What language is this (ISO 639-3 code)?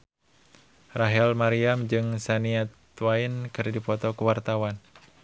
sun